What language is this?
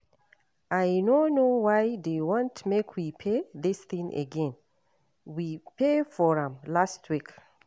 Nigerian Pidgin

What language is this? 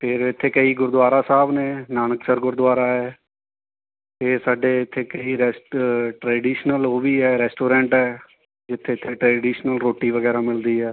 Punjabi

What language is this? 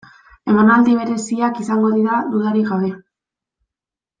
Basque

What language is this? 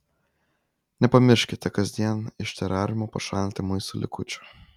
Lithuanian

